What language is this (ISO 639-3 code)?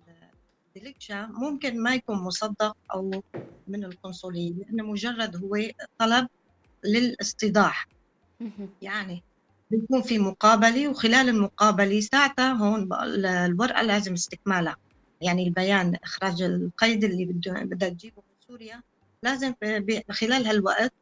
ara